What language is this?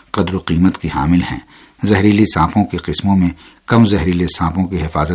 Urdu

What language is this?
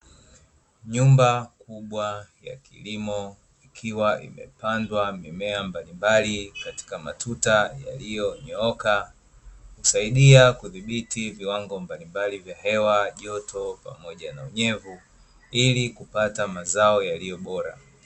Swahili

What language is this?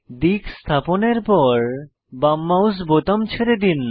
Bangla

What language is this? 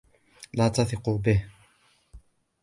Arabic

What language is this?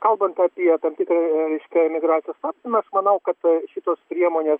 Lithuanian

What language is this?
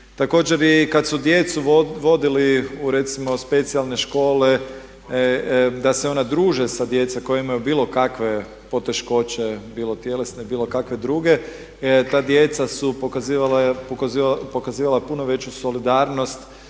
Croatian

